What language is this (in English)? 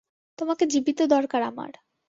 Bangla